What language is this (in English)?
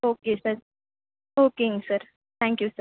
Tamil